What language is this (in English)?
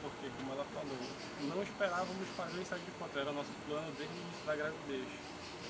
Portuguese